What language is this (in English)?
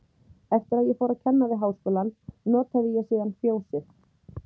Icelandic